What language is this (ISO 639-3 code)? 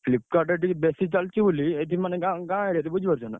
ori